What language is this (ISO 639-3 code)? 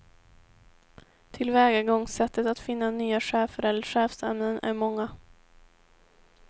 swe